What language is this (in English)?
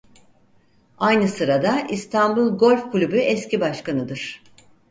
Turkish